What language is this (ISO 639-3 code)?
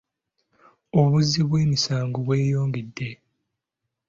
lug